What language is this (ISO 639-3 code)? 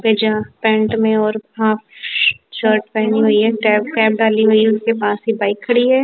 hin